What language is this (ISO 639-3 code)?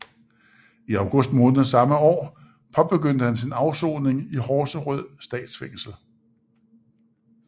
dan